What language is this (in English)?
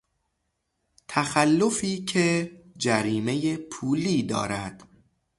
Persian